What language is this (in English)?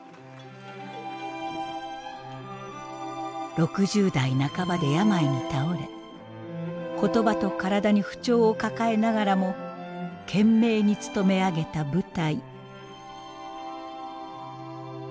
Japanese